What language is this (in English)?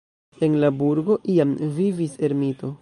Esperanto